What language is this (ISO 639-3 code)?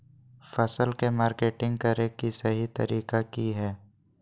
mag